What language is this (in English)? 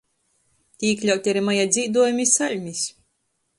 Latgalian